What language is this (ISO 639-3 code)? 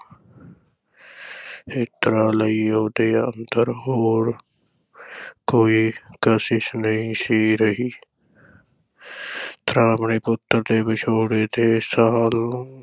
pan